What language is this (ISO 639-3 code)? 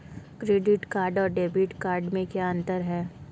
hin